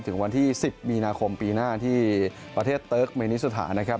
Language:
Thai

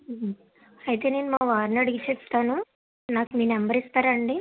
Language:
Telugu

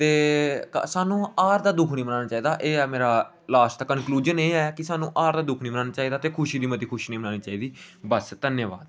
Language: Dogri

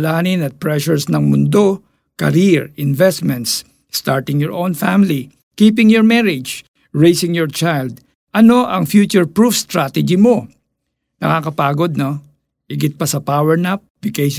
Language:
Filipino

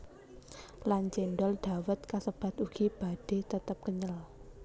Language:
Javanese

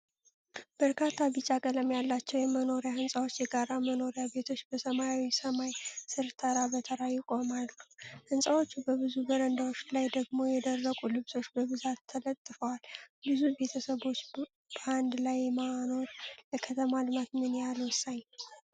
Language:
Amharic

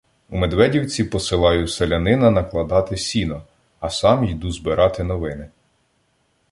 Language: Ukrainian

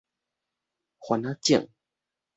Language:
Min Nan Chinese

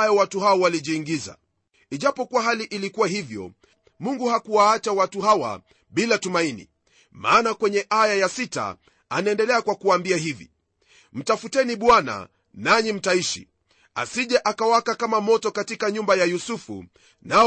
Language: Swahili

